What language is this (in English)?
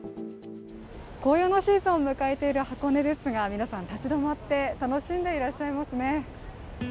Japanese